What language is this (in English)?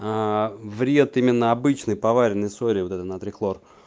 Russian